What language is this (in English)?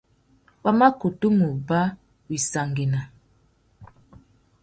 Tuki